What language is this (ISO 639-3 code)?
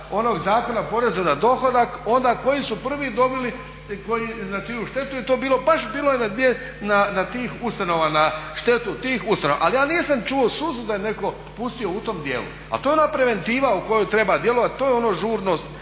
hrv